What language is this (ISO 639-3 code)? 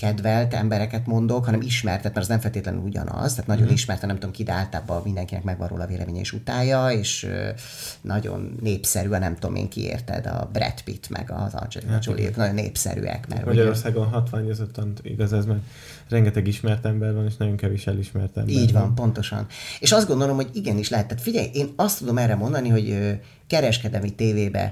hun